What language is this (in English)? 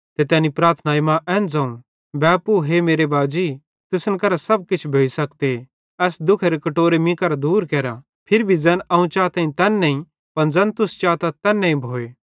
Bhadrawahi